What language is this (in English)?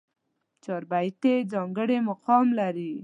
Pashto